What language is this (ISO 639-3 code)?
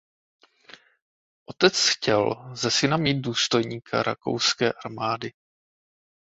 ces